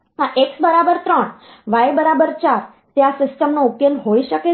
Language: Gujarati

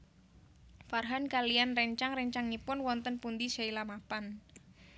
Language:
Javanese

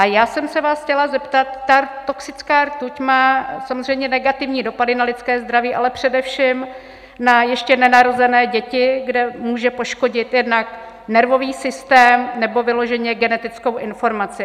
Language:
Czech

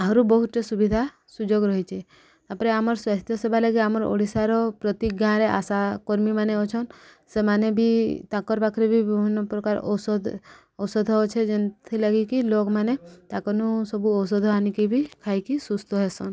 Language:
Odia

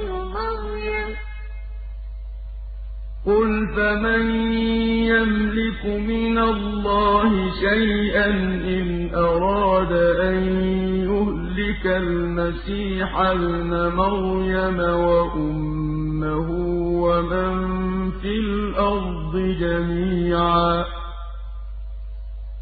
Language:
Arabic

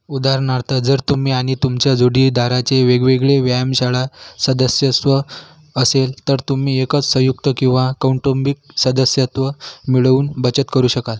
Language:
Marathi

